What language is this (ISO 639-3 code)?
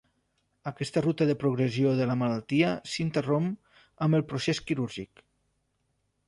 cat